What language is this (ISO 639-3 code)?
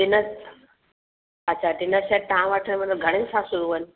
snd